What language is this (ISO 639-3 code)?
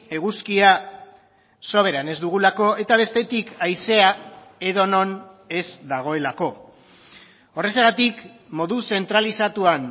eus